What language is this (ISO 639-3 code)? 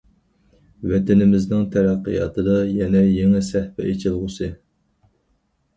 uig